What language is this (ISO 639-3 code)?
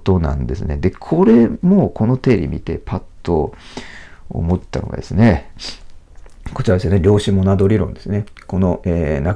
jpn